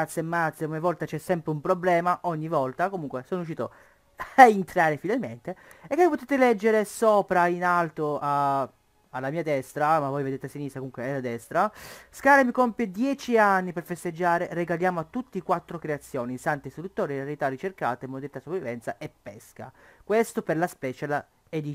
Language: Italian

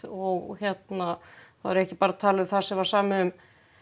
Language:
Icelandic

